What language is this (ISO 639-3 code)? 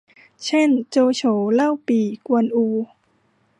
tha